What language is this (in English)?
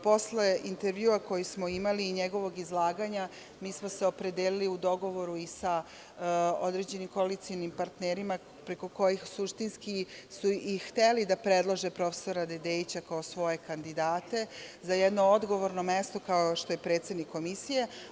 Serbian